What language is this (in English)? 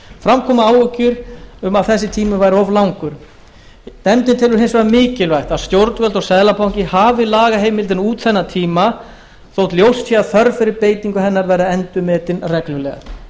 Icelandic